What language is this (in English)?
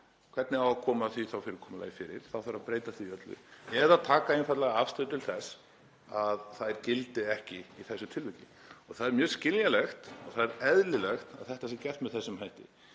Icelandic